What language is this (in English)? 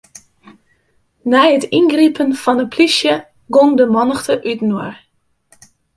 Western Frisian